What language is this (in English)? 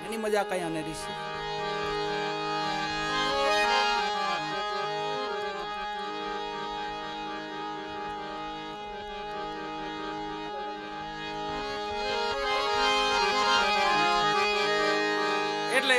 Arabic